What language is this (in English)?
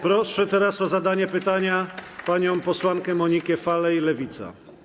Polish